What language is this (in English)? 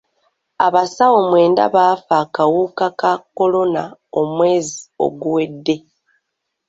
Ganda